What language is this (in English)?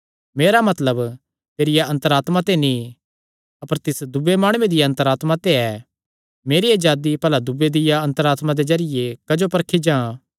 Kangri